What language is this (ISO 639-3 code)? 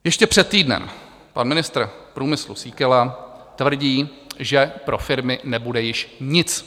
ces